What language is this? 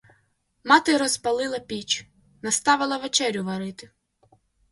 Ukrainian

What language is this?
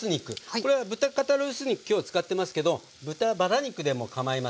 Japanese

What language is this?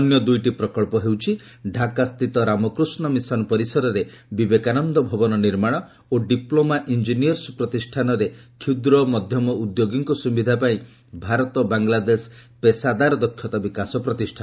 Odia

